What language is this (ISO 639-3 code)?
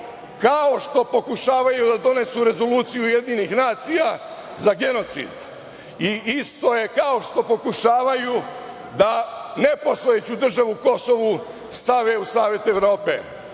srp